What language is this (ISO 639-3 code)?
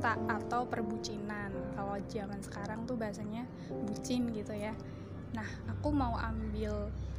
ind